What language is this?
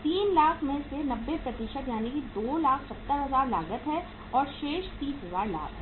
Hindi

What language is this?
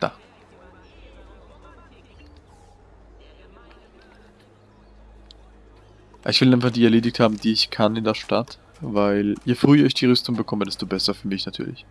German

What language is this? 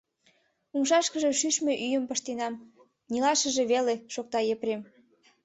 Mari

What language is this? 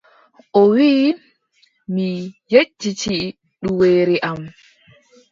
Adamawa Fulfulde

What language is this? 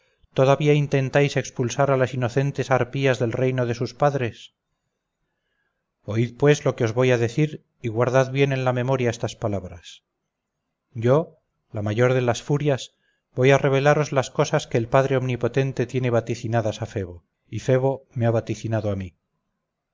Spanish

